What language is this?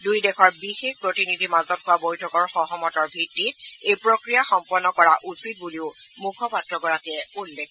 Assamese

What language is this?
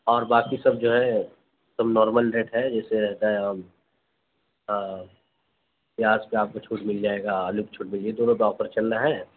Urdu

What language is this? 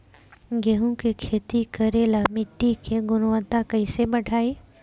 Bhojpuri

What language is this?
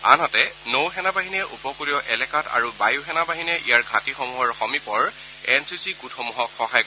Assamese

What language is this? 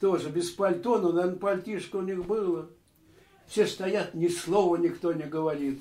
Russian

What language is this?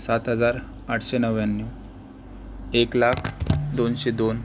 Marathi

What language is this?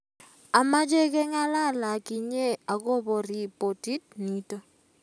Kalenjin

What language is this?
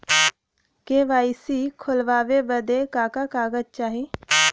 Bhojpuri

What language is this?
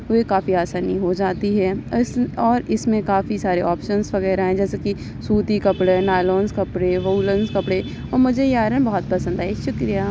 Urdu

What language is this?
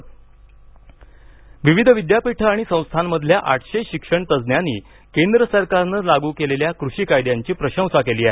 Marathi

